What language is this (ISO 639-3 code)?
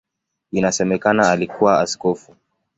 swa